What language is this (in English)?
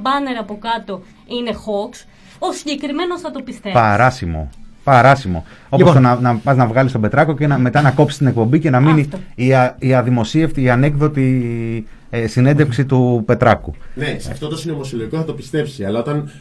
Greek